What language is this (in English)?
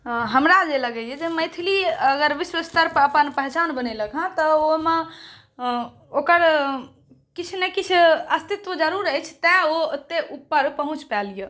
Maithili